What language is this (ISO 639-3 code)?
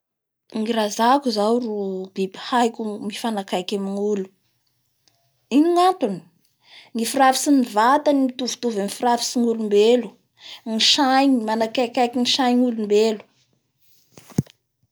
bhr